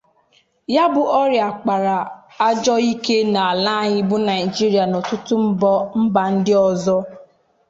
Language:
Igbo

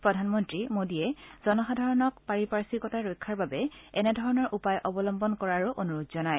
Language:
Assamese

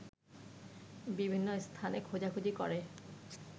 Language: Bangla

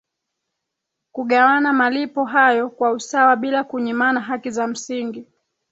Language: Swahili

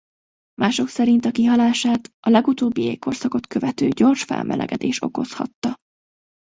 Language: Hungarian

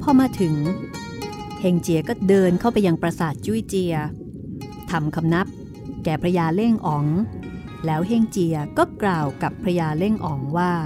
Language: Thai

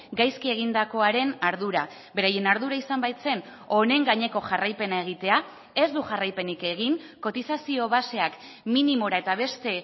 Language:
Basque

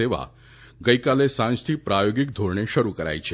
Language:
Gujarati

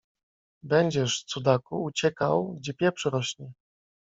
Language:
Polish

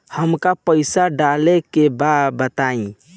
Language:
Bhojpuri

